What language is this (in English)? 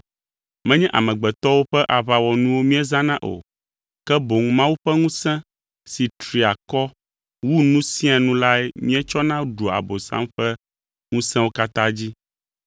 Ewe